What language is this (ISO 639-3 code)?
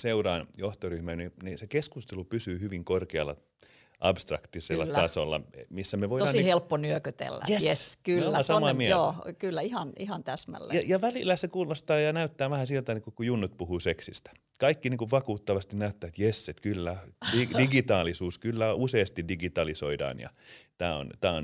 fin